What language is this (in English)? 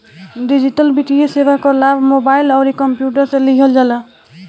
Bhojpuri